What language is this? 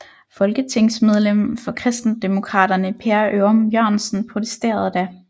Danish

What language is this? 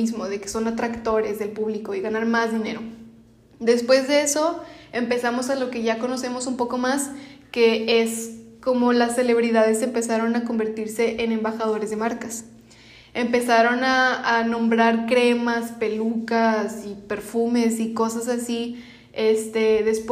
Spanish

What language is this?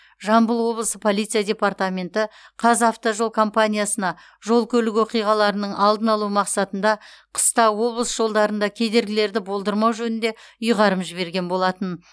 Kazakh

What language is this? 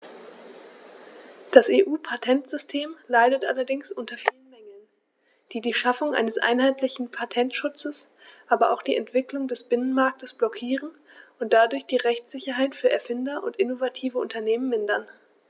German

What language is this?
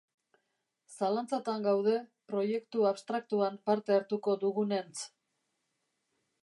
Basque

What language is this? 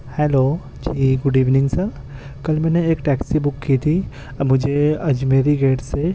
Urdu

